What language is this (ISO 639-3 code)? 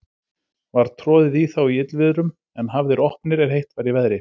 isl